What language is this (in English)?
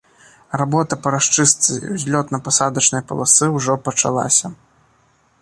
Belarusian